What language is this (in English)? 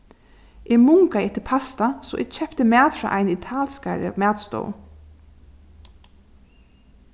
Faroese